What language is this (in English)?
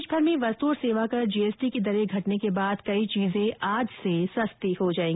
Hindi